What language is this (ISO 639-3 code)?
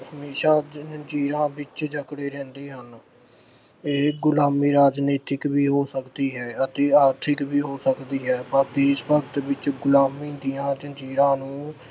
pan